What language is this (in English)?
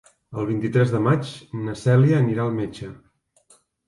Catalan